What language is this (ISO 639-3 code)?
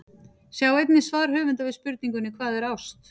isl